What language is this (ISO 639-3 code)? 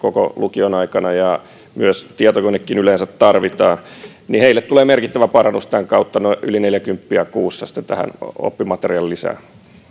fin